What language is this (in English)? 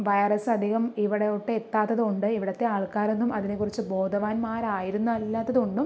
Malayalam